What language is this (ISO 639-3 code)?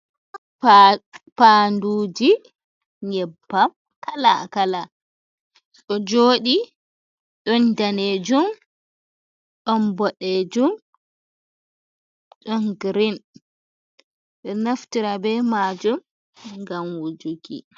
ful